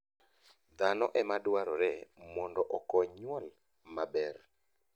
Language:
Luo (Kenya and Tanzania)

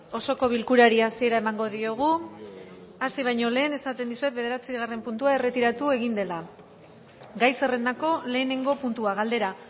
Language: Basque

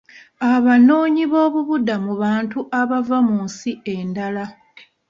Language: Ganda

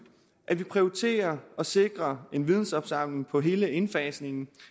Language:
Danish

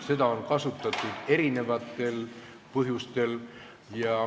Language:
Estonian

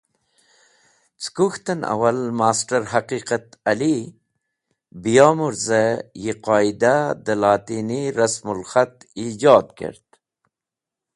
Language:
Wakhi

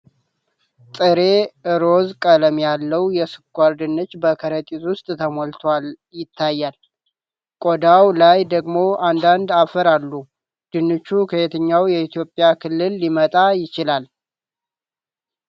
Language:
Amharic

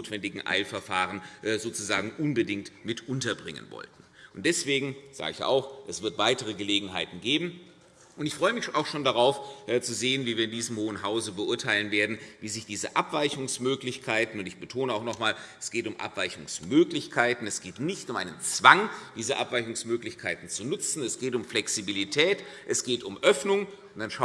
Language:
German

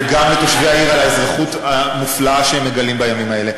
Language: Hebrew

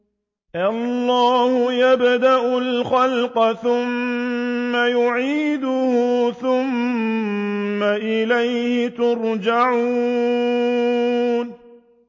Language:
Arabic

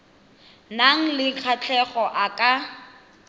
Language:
Tswana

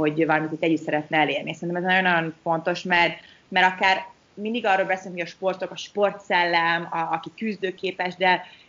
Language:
Hungarian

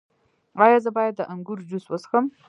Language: Pashto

